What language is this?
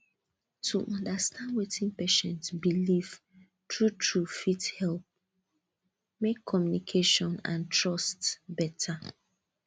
Nigerian Pidgin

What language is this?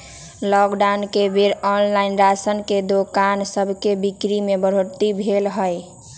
Magahi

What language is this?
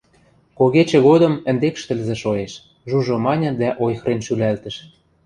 Western Mari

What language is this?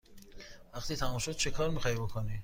Persian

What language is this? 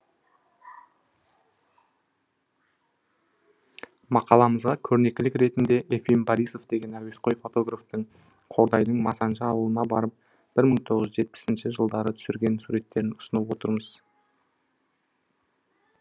Kazakh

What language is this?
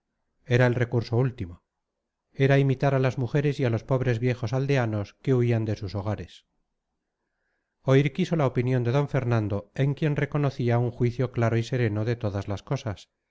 Spanish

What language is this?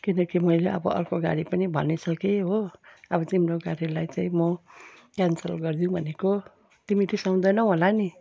Nepali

